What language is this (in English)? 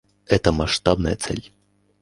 Russian